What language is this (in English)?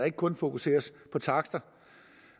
Danish